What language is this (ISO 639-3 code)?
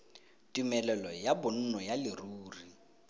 tsn